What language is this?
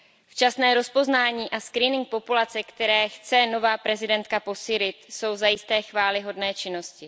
Czech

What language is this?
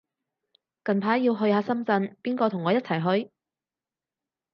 Cantonese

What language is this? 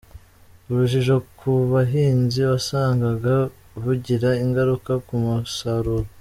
Kinyarwanda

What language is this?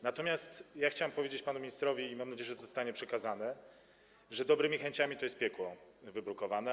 Polish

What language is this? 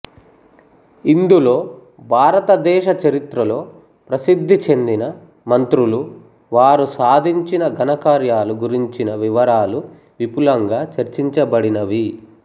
Telugu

